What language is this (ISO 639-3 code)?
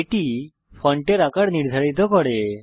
ben